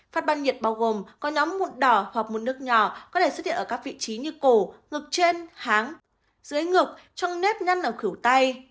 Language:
Vietnamese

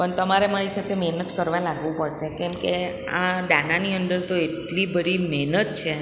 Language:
Gujarati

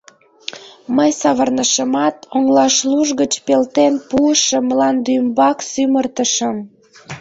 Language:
Mari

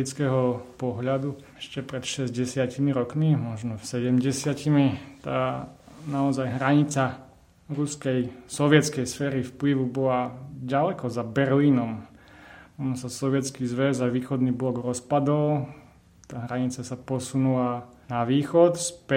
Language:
Slovak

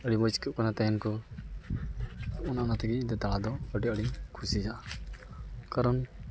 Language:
Santali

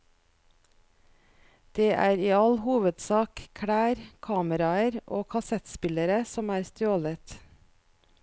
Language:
Norwegian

